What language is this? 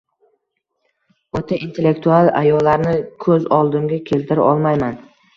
Uzbek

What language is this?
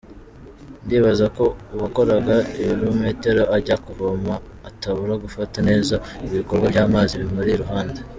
Kinyarwanda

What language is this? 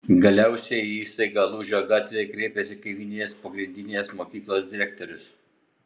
Lithuanian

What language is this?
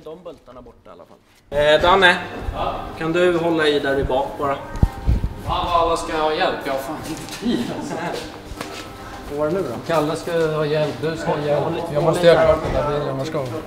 Swedish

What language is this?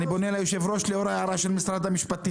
Hebrew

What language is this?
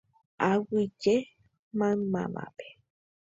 Guarani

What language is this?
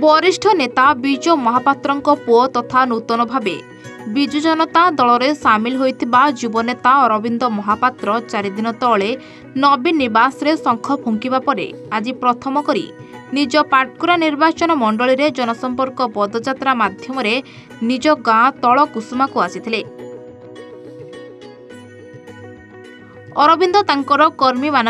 Hindi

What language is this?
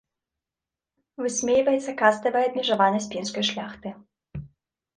Belarusian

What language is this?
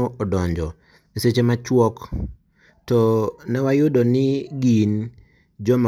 Luo (Kenya and Tanzania)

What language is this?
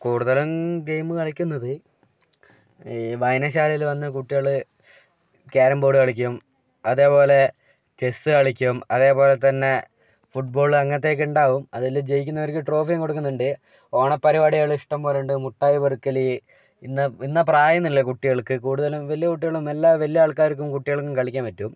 Malayalam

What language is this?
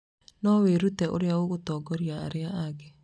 Kikuyu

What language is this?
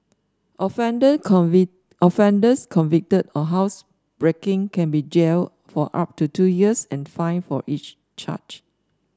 English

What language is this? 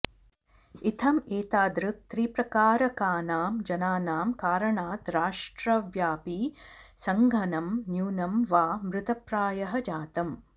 Sanskrit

